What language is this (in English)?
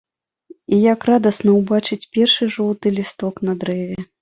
Belarusian